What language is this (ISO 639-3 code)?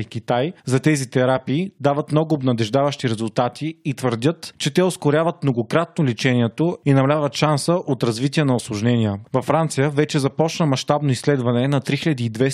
bul